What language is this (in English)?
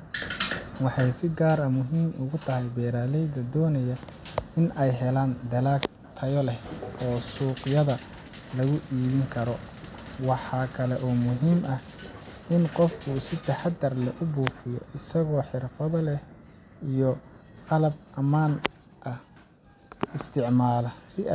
Somali